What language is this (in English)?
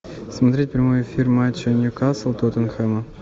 Russian